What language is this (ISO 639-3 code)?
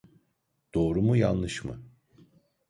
tur